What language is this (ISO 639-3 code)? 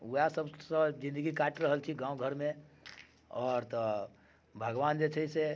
mai